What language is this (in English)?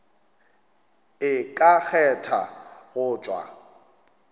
Northern Sotho